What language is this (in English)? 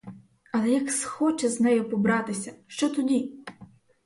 Ukrainian